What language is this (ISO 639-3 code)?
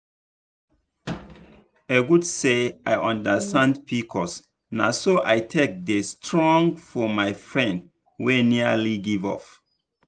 pcm